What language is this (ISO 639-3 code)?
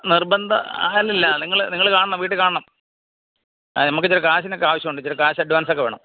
mal